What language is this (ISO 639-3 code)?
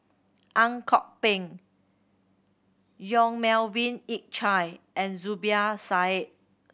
eng